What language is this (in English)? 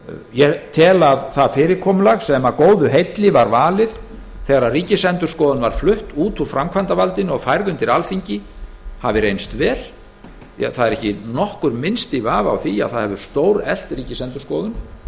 Icelandic